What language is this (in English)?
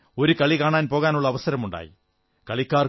Malayalam